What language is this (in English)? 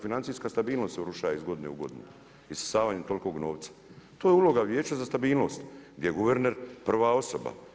Croatian